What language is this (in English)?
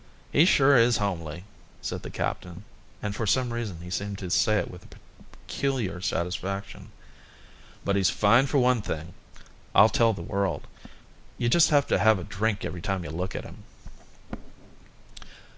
English